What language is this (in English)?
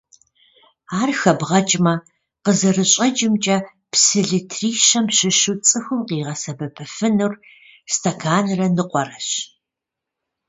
Kabardian